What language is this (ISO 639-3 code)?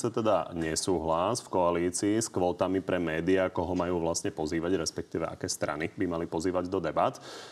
slk